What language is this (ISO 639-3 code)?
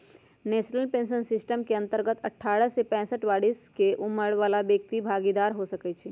mag